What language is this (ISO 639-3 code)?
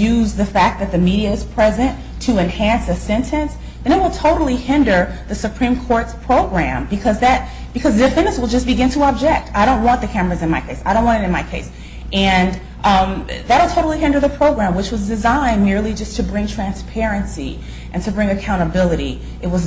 eng